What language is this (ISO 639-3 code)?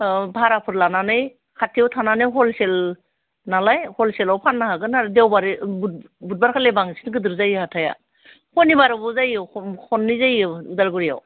brx